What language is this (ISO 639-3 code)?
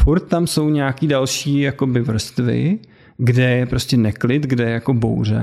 ces